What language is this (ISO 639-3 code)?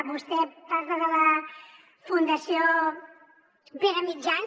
cat